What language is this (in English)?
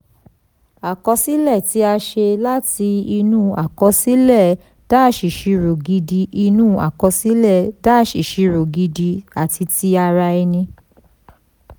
Yoruba